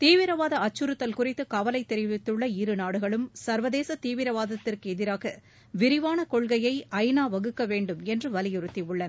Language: Tamil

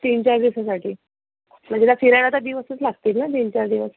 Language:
Marathi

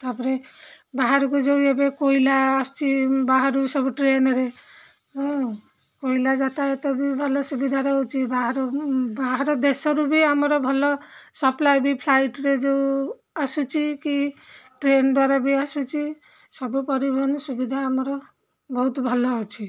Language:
Odia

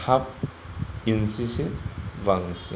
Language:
Bodo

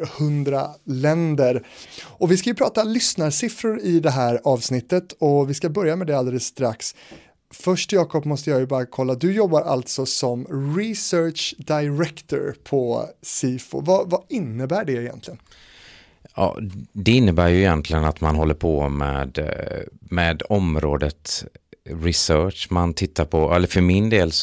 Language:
Swedish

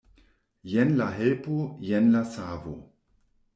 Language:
Esperanto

